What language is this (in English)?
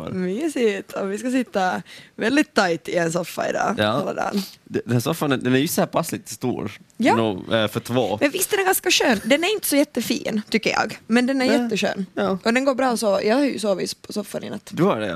Swedish